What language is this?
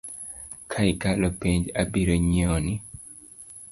Luo (Kenya and Tanzania)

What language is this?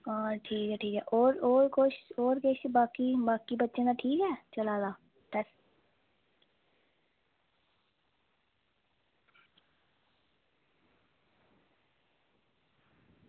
Dogri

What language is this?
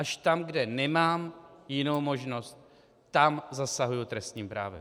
Czech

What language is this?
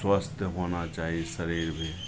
Maithili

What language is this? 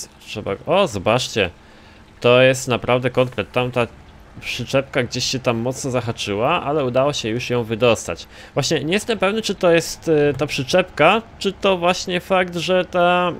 Polish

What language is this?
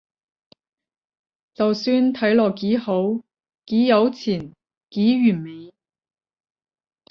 Cantonese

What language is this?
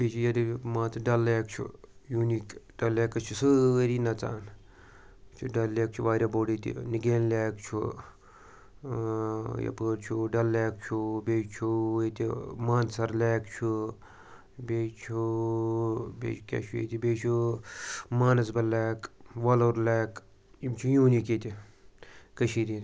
Kashmiri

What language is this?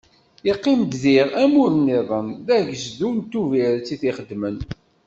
Kabyle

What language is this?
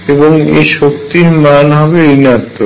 Bangla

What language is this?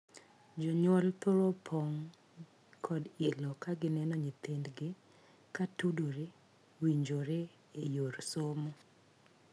Luo (Kenya and Tanzania)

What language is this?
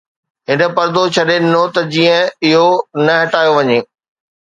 Sindhi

